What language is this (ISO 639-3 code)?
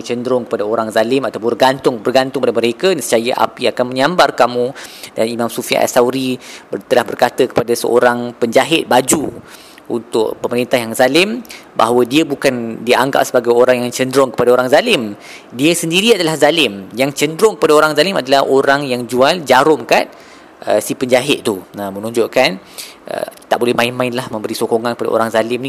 msa